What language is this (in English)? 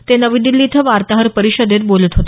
Marathi